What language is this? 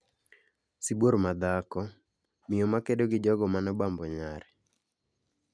Luo (Kenya and Tanzania)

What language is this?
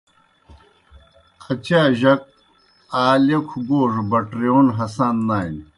Kohistani Shina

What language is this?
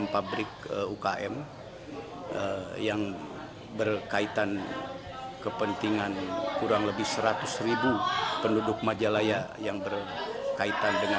Indonesian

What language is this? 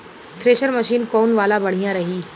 Bhojpuri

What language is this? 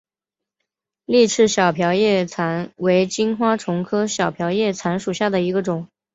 Chinese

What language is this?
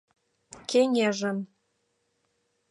Mari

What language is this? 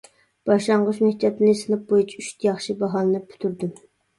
Uyghur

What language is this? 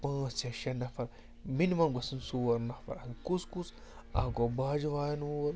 Kashmiri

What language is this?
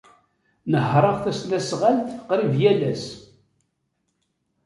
Kabyle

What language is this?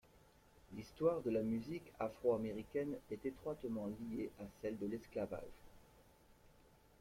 French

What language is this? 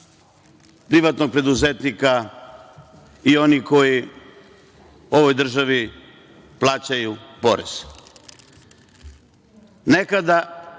Serbian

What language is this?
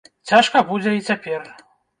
Belarusian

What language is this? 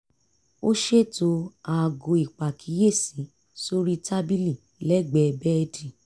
Yoruba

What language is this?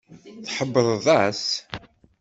Kabyle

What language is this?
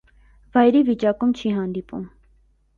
Armenian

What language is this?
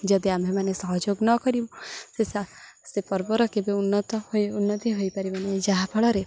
Odia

